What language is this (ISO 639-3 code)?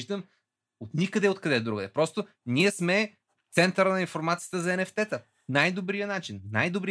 bul